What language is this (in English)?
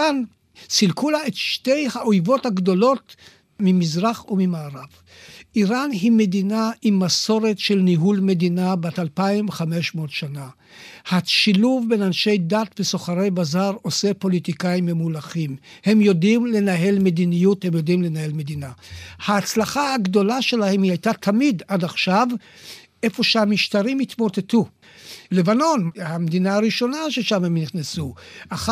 Hebrew